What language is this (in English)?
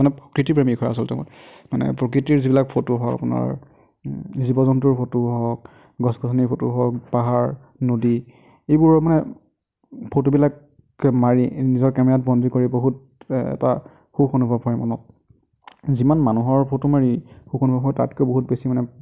Assamese